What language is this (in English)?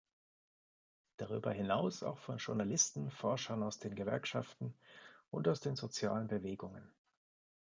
German